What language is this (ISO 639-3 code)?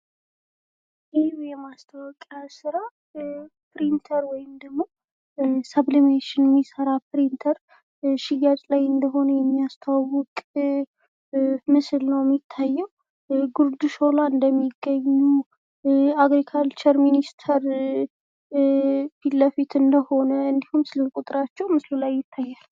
amh